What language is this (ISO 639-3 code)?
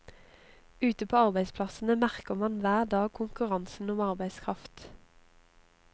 nor